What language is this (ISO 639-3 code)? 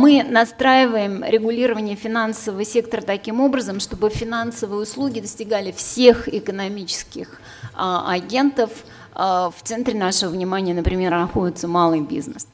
rus